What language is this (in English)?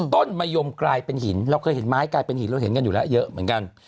Thai